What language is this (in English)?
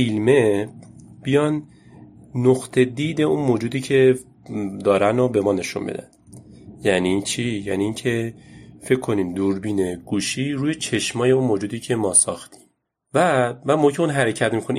Persian